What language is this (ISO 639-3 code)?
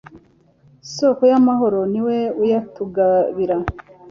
kin